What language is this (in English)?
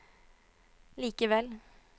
Norwegian